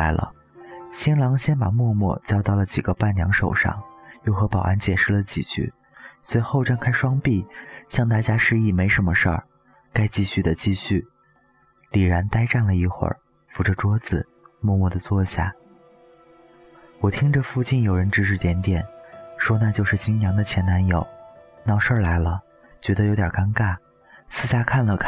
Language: Chinese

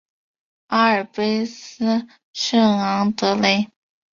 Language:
Chinese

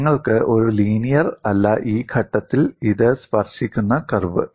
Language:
Malayalam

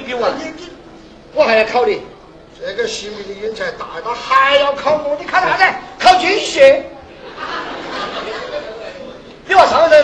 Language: Chinese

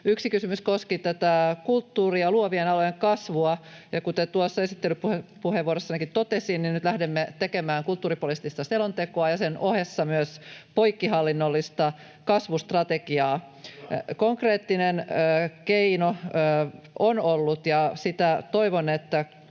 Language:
Finnish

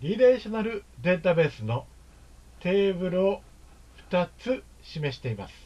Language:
Japanese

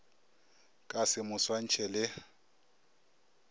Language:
Northern Sotho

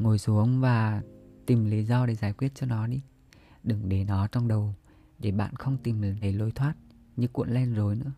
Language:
Vietnamese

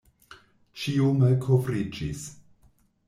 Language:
Esperanto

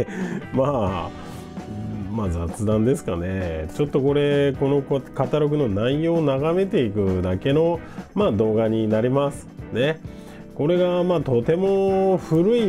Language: Japanese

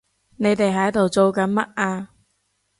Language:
Cantonese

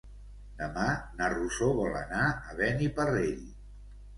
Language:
Catalan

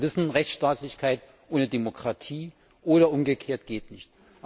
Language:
German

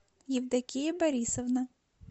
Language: Russian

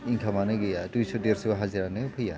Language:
Bodo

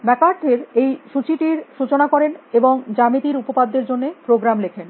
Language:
Bangla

